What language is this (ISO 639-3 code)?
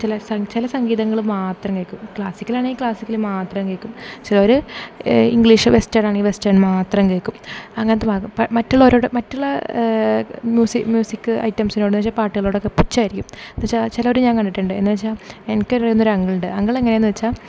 mal